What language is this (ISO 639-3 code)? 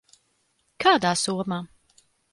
lav